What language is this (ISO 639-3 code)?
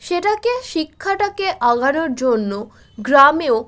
ben